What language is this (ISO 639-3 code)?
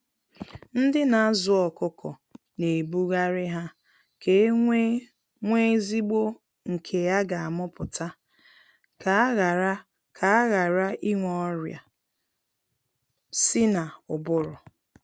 ibo